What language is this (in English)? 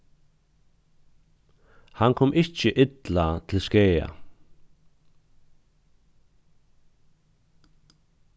Faroese